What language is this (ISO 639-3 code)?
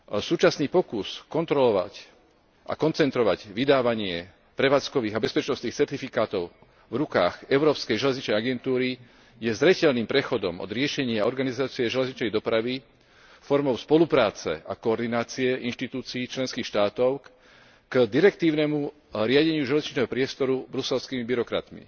slk